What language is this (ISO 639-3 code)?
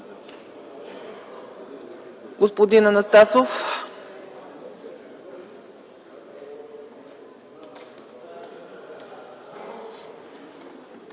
bul